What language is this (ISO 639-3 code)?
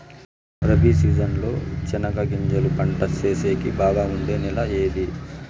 tel